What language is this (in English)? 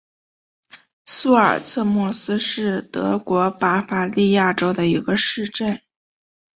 Chinese